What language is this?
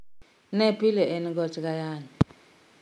Luo (Kenya and Tanzania)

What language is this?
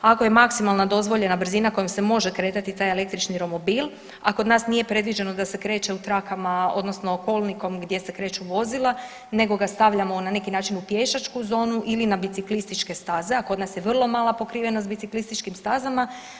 Croatian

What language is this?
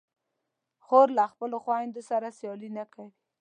Pashto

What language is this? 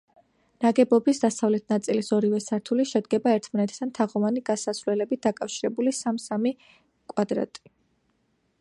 Georgian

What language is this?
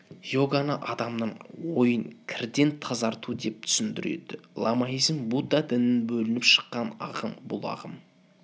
Kazakh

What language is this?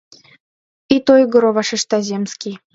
Mari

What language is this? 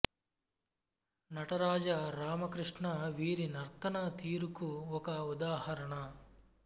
Telugu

